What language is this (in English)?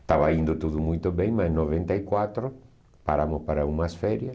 Portuguese